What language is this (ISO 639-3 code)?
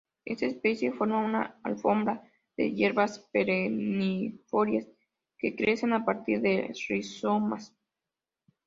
spa